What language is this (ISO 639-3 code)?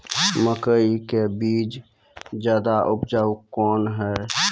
mai